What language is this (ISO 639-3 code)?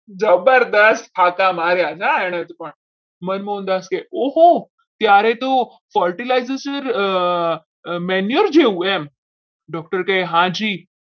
guj